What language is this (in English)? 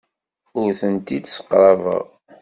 Kabyle